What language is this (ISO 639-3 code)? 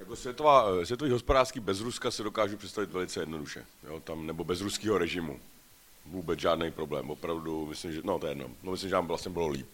ces